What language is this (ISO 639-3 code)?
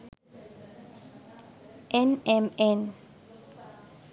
sin